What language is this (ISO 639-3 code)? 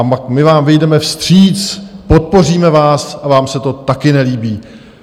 ces